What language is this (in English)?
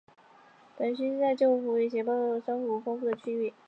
Chinese